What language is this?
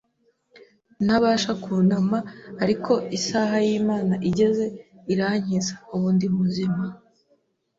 Kinyarwanda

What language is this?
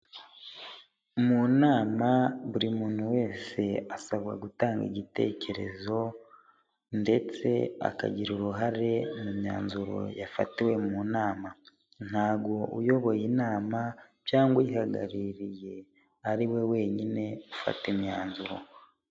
Kinyarwanda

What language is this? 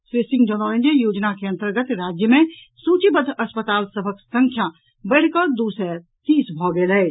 Maithili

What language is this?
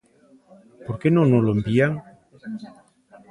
Galician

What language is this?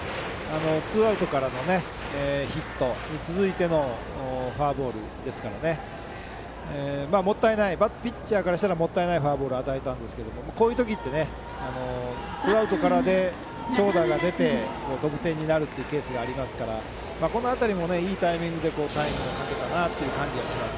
Japanese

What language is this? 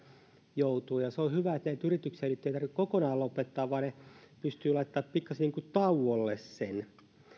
Finnish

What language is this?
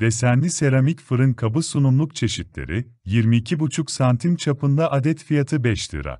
Turkish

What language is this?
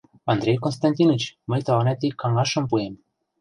Mari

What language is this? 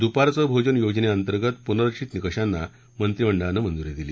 Marathi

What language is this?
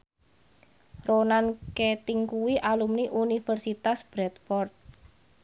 Javanese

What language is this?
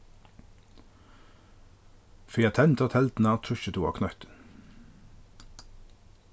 Faroese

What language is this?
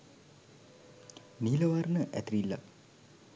Sinhala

